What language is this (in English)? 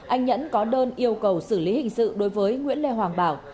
Vietnamese